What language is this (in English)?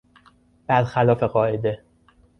Persian